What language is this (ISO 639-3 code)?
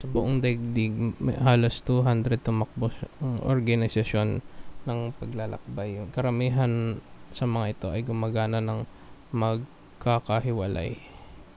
fil